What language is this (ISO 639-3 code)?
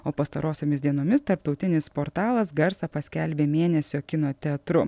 lit